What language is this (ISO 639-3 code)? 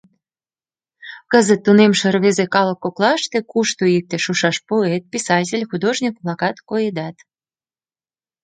chm